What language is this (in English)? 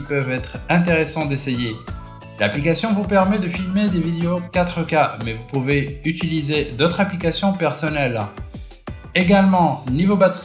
French